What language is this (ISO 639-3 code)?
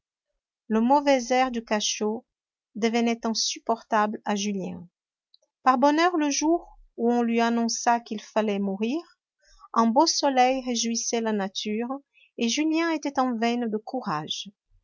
fra